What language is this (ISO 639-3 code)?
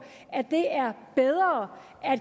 dan